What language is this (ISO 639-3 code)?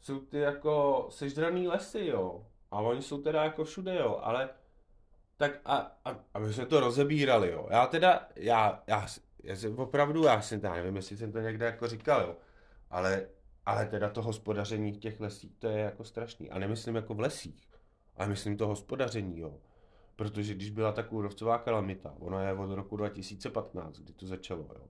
ces